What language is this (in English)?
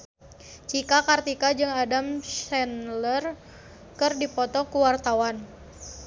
Sundanese